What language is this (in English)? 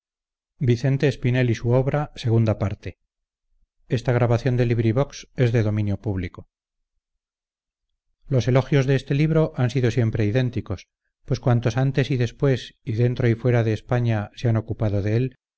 Spanish